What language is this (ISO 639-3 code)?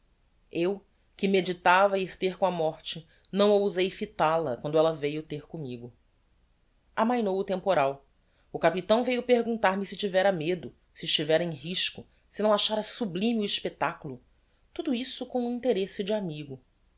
por